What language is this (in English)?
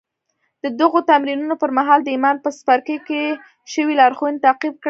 Pashto